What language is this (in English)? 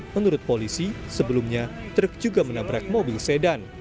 Indonesian